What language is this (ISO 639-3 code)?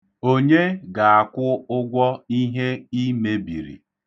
ibo